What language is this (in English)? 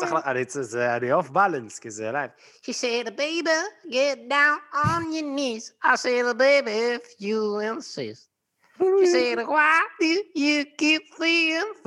Hebrew